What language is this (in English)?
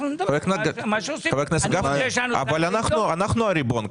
Hebrew